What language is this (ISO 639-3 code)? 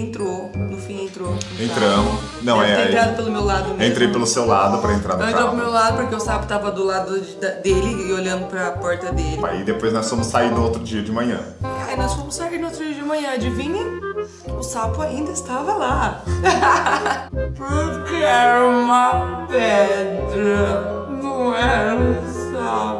por